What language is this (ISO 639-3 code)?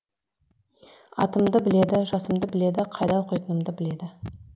kaz